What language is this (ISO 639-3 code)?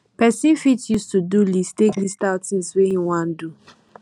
pcm